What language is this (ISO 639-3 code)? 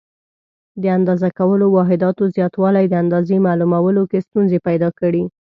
pus